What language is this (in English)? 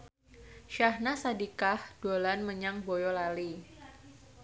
Javanese